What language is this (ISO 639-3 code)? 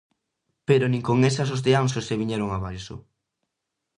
glg